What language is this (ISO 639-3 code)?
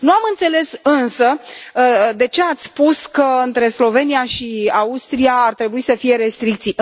ron